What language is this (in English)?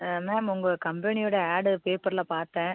Tamil